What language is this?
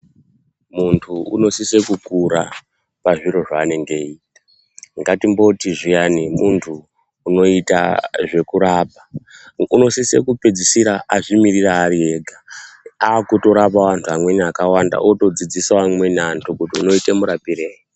Ndau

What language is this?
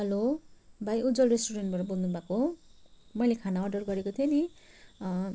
Nepali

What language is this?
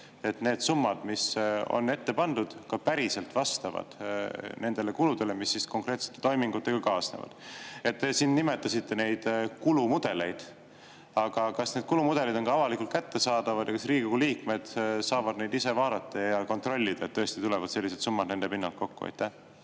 Estonian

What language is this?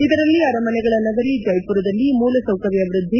Kannada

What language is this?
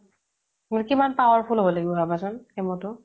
Assamese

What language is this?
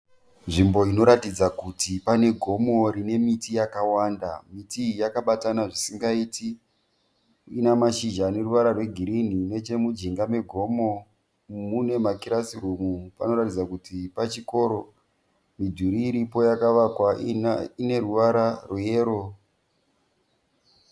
Shona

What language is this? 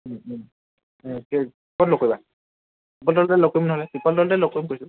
Assamese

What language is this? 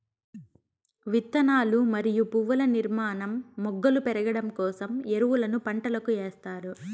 Telugu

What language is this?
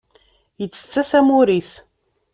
Kabyle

